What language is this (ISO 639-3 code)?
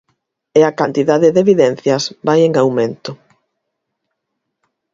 glg